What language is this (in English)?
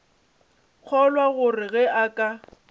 Northern Sotho